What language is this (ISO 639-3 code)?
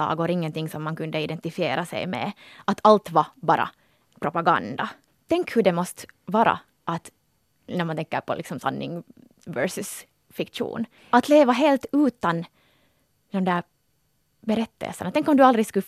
swe